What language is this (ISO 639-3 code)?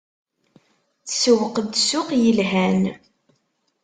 kab